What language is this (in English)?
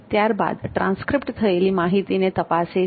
Gujarati